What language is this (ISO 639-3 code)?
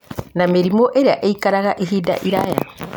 kik